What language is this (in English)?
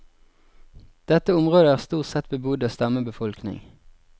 Norwegian